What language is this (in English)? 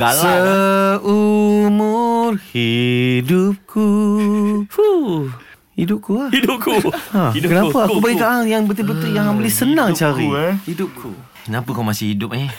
Malay